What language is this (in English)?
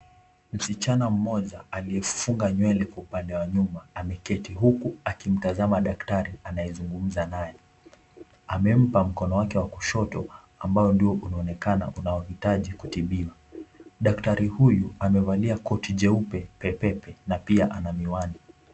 Swahili